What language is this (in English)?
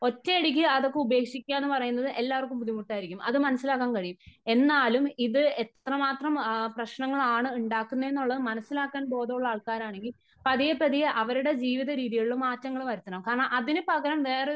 Malayalam